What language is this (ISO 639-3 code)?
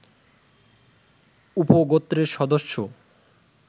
ben